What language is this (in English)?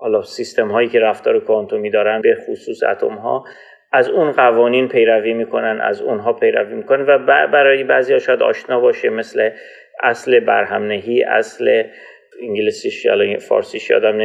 Persian